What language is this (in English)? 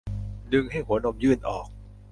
Thai